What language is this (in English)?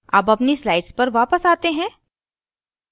Hindi